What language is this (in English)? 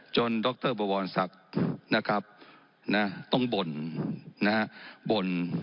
Thai